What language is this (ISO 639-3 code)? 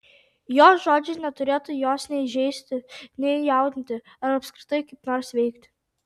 lit